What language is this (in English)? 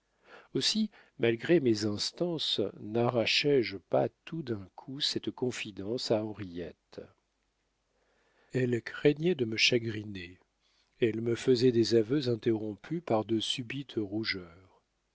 French